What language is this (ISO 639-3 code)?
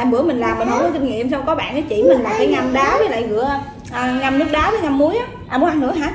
vie